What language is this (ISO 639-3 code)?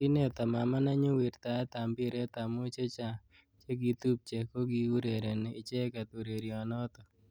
kln